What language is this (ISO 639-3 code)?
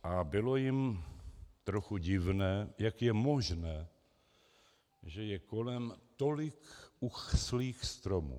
ces